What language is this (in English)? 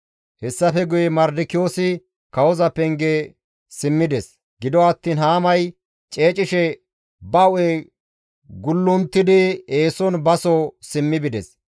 Gamo